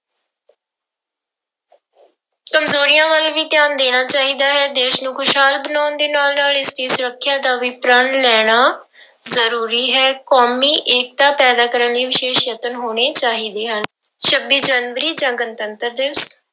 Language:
Punjabi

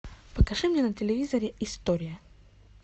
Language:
Russian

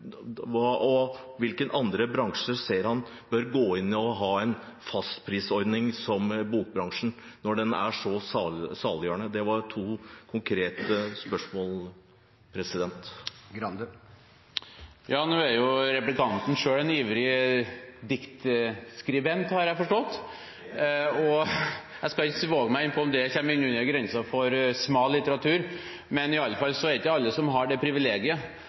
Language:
Norwegian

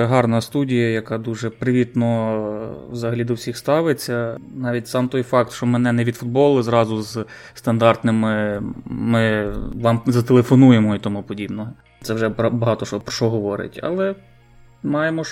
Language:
Ukrainian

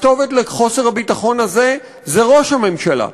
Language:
Hebrew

